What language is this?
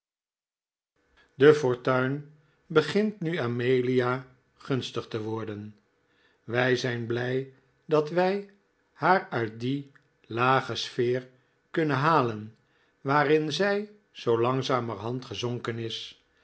Dutch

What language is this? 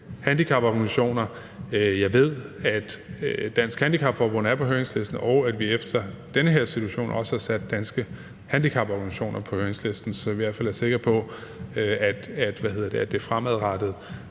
Danish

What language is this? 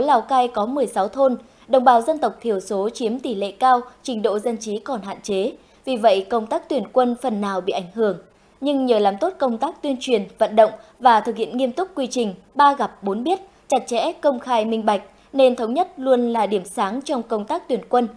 Vietnamese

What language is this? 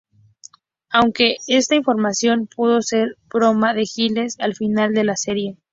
Spanish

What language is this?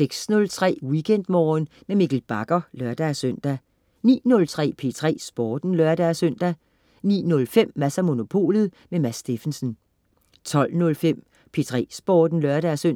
Danish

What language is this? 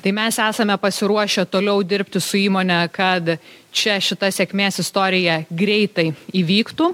Lithuanian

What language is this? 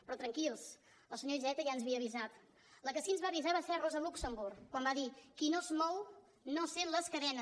Catalan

